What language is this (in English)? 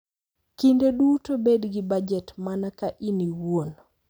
Luo (Kenya and Tanzania)